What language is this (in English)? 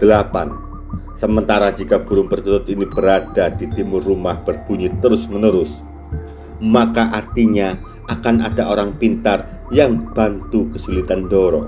Indonesian